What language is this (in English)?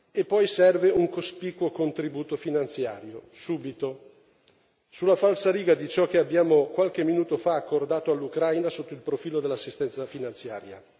Italian